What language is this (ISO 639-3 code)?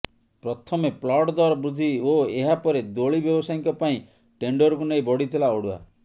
ori